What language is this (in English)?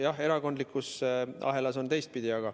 Estonian